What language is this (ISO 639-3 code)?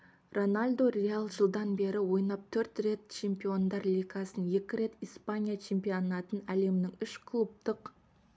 kaz